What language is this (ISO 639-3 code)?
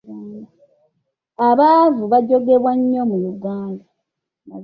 lug